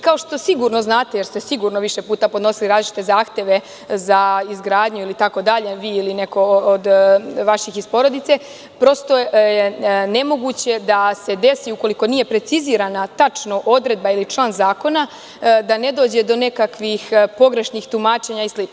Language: Serbian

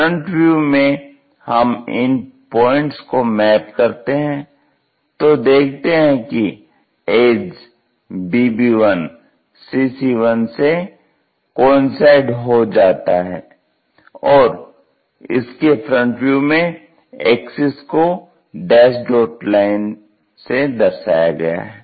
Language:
Hindi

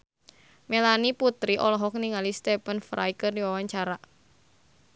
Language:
Sundanese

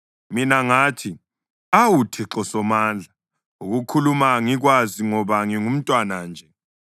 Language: North Ndebele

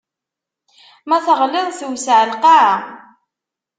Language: Kabyle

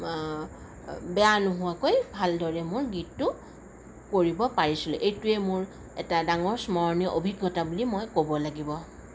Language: Assamese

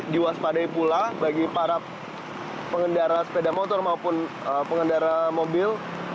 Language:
Indonesian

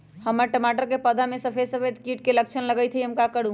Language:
Magahi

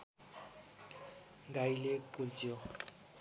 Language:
Nepali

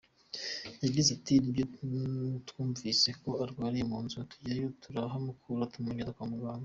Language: Kinyarwanda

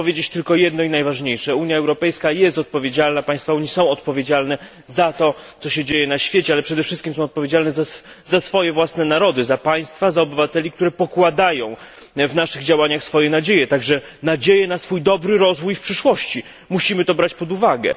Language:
Polish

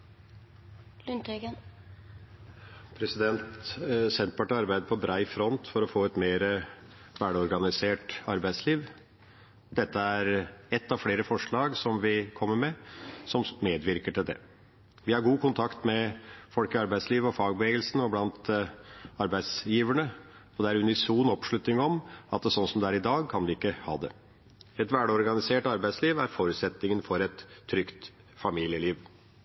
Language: Norwegian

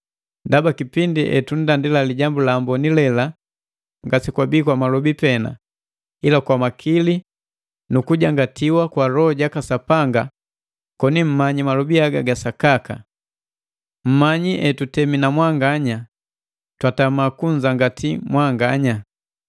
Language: Matengo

